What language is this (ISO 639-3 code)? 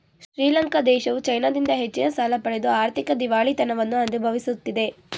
kan